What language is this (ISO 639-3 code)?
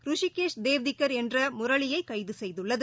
tam